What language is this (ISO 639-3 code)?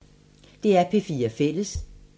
dan